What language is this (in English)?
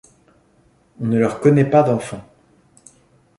French